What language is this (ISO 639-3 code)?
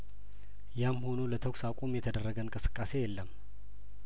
amh